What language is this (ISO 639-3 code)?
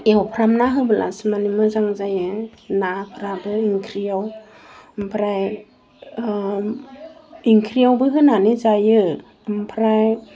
brx